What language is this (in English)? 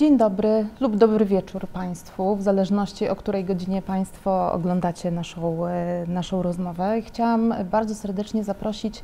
Polish